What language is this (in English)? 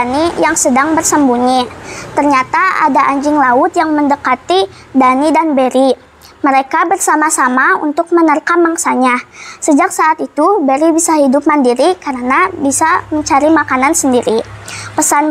Indonesian